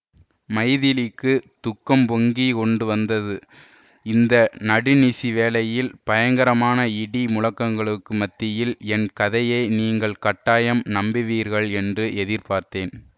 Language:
Tamil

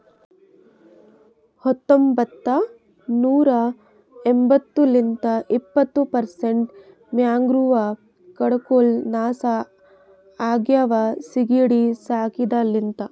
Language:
Kannada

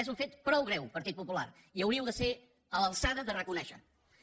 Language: Catalan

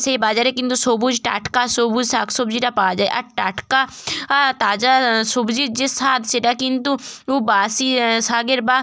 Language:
Bangla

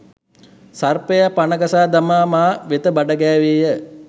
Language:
Sinhala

